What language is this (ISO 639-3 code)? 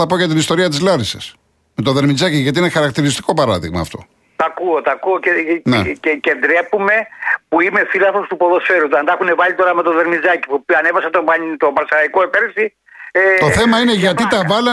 ell